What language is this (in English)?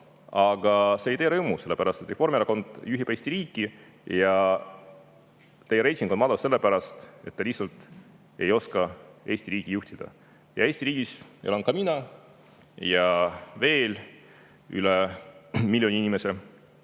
Estonian